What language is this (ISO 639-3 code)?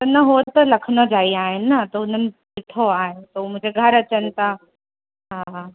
snd